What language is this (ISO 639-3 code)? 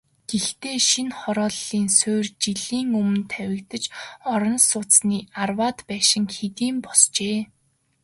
mon